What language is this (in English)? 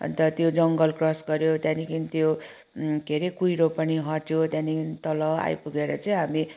Nepali